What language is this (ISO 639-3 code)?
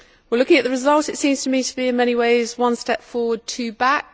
eng